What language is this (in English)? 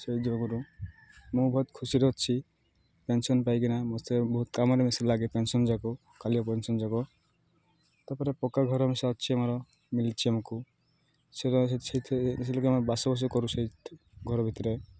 Odia